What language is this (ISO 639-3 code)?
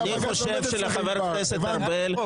heb